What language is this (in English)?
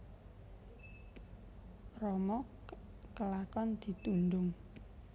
Javanese